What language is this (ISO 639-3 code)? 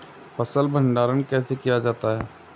hin